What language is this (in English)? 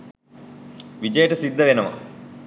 Sinhala